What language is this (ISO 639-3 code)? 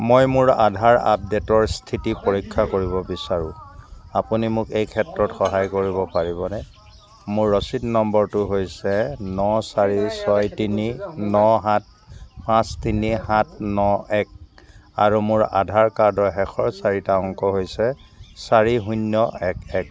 asm